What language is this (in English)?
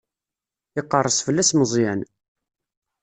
Kabyle